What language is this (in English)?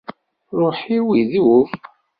Kabyle